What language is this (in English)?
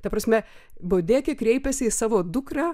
Lithuanian